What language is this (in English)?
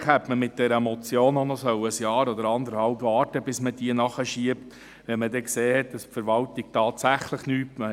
Swiss German